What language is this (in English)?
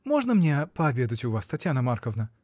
Russian